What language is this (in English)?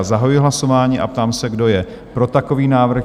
Czech